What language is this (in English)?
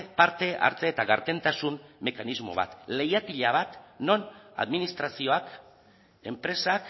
Basque